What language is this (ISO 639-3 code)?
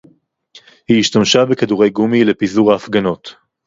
heb